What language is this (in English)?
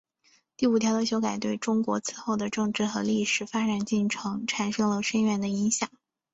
Chinese